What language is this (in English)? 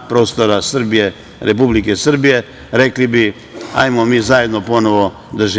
Serbian